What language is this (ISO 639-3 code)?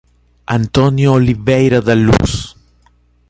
por